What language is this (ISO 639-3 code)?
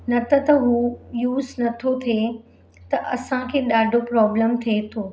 snd